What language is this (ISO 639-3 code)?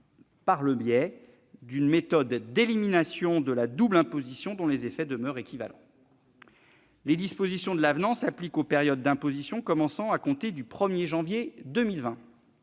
fra